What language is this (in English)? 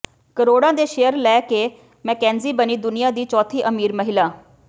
Punjabi